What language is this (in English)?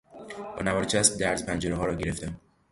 Persian